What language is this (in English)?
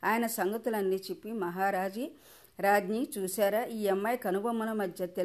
Telugu